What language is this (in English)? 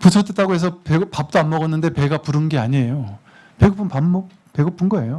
Korean